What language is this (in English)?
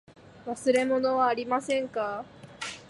Japanese